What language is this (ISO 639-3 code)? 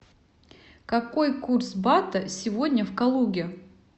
rus